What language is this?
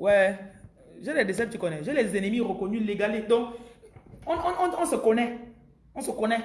French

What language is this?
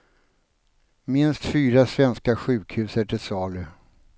Swedish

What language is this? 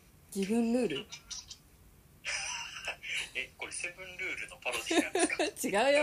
Japanese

